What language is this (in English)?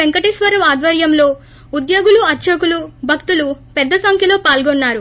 Telugu